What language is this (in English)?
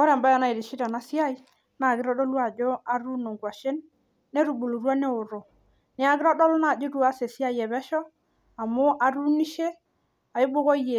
Masai